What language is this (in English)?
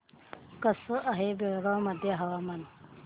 Marathi